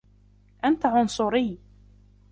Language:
Arabic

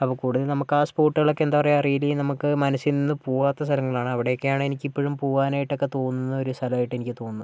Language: Malayalam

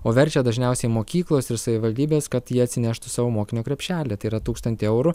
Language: Lithuanian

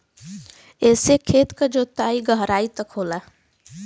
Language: Bhojpuri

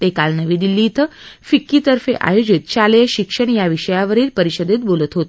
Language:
Marathi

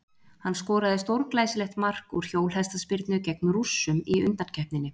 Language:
Icelandic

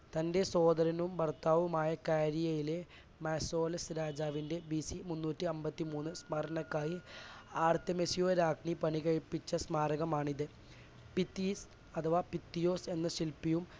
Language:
Malayalam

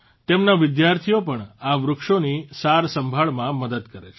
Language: Gujarati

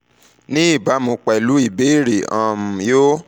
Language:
Yoruba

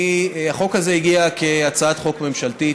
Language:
Hebrew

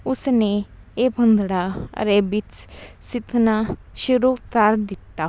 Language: Punjabi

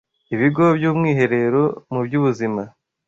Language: Kinyarwanda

